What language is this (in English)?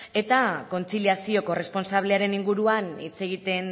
Basque